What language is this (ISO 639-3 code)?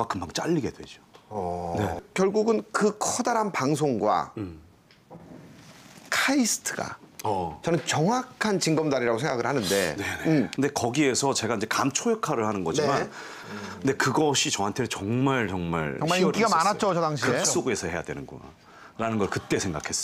kor